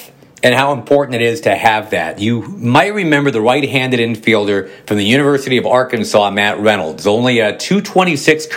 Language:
English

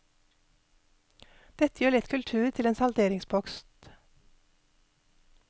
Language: Norwegian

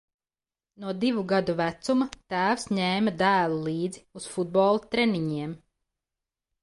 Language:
Latvian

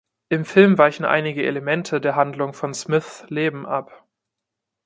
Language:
German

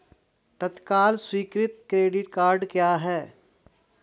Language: Hindi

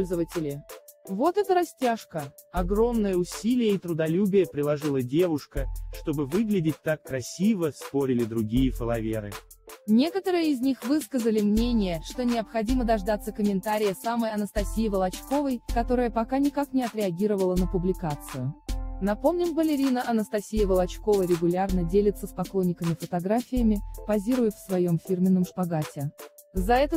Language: Russian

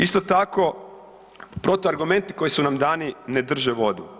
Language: Croatian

